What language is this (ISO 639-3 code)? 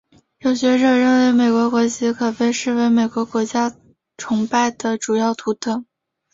zho